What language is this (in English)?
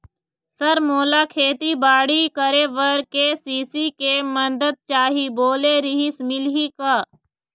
Chhattisgarhi